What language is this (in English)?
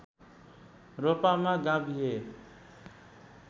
Nepali